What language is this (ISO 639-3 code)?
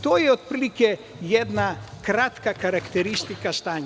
srp